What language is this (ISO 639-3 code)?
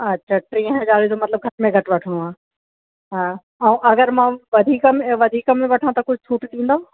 snd